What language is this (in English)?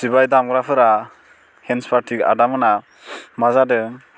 Bodo